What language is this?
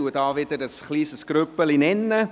Swiss German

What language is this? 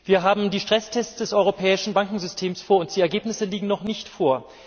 German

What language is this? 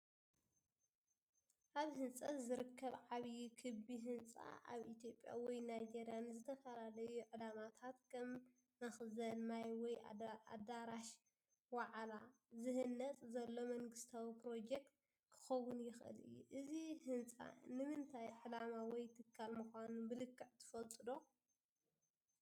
Tigrinya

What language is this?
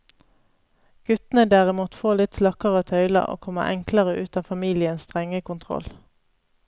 Norwegian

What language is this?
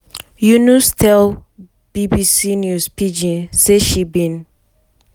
Nigerian Pidgin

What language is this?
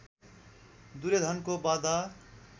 Nepali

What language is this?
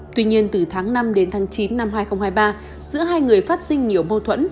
Vietnamese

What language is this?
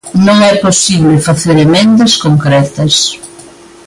Galician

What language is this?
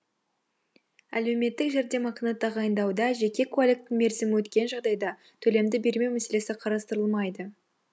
Kazakh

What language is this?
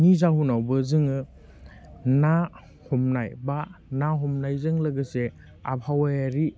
Bodo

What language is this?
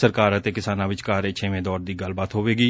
Punjabi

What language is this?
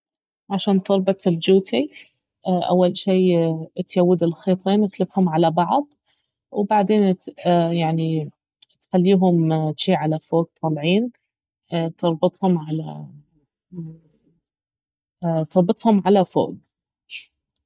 Baharna Arabic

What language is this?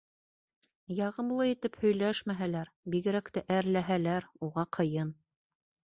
Bashkir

